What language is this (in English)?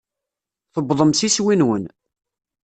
Kabyle